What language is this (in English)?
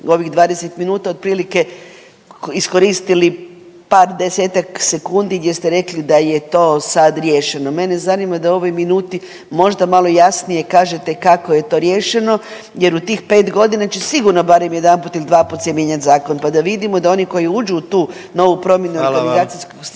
Croatian